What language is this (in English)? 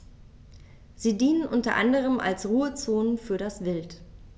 German